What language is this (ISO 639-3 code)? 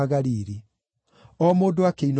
kik